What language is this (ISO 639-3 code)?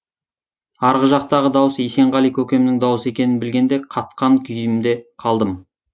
kaz